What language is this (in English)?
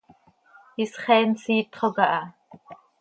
Seri